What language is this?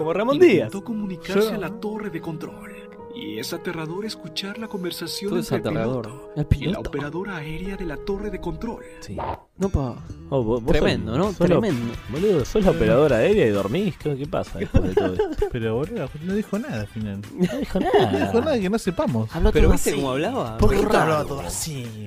Spanish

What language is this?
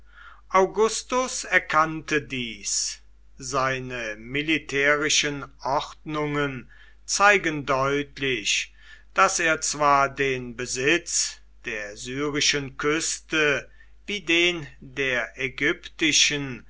German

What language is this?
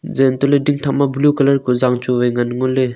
Wancho Naga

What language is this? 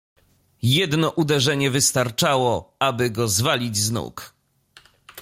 Polish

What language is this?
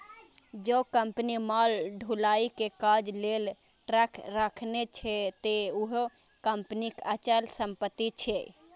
Maithili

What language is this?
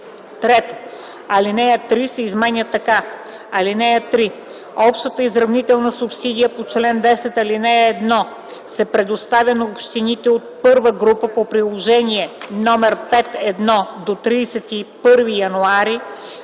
Bulgarian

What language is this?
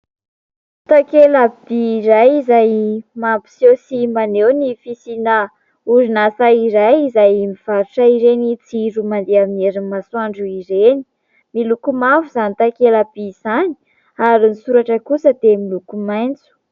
Malagasy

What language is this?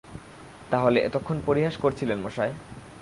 Bangla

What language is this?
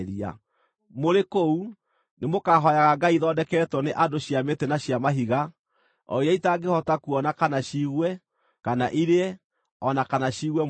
Kikuyu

